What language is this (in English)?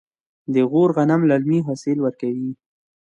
Pashto